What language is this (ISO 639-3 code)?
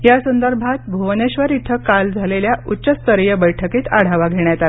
mar